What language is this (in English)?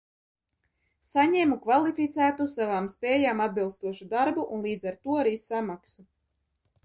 Latvian